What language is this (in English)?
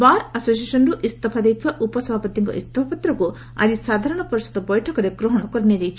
Odia